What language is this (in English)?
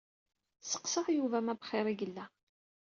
Kabyle